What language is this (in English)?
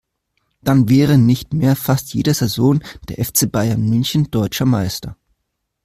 German